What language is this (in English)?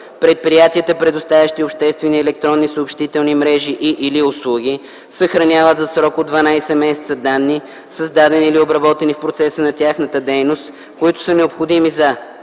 Bulgarian